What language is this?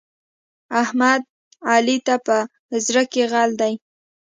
Pashto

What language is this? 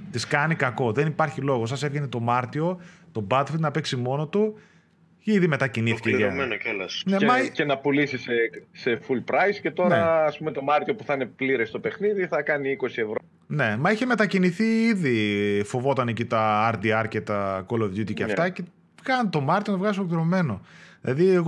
Greek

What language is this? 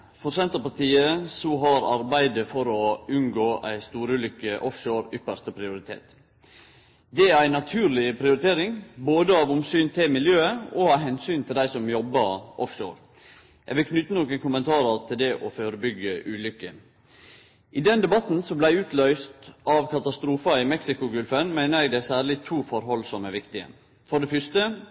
Norwegian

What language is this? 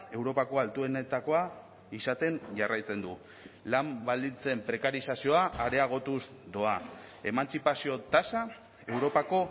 Basque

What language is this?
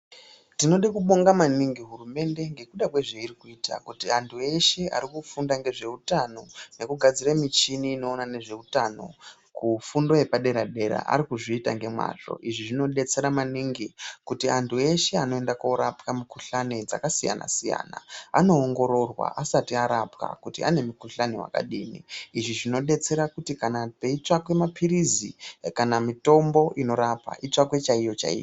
Ndau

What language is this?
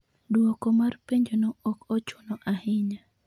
Luo (Kenya and Tanzania)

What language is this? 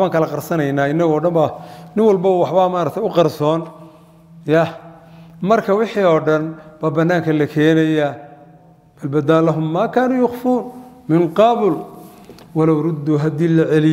Arabic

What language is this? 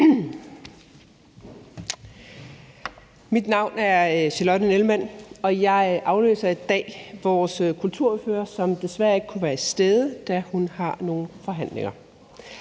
Danish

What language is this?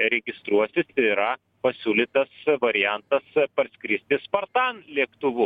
Lithuanian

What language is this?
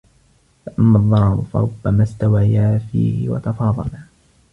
Arabic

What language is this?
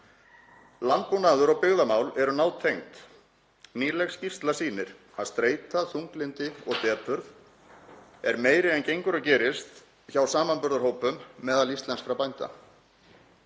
Icelandic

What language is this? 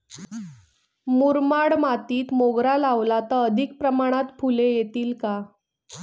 Marathi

